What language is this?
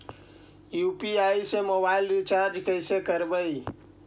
Magahi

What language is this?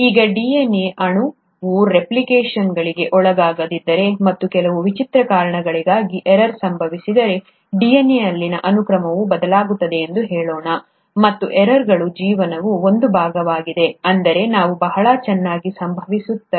Kannada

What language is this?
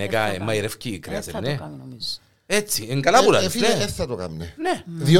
Greek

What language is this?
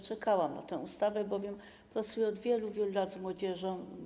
Polish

